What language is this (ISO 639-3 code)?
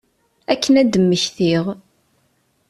kab